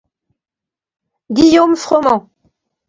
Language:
French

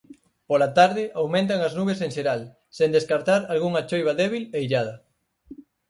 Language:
Galician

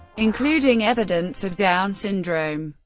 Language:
English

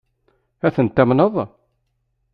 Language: Kabyle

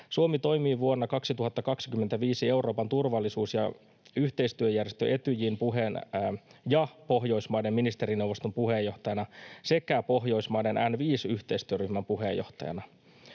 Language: Finnish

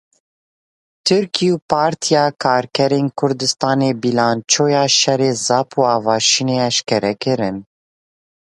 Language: Kurdish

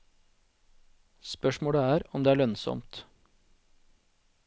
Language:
Norwegian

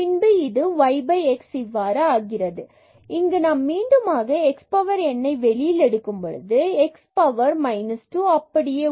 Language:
Tamil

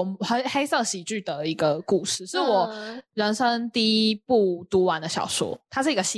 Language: Chinese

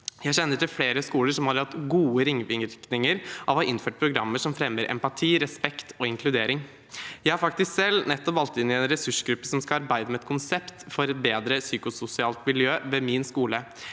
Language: Norwegian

